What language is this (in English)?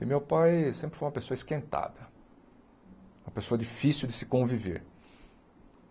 Portuguese